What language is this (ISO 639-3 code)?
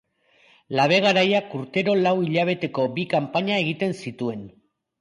eus